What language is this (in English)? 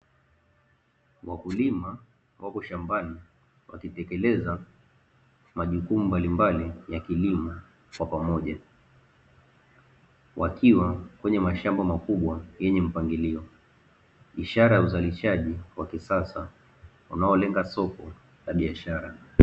Swahili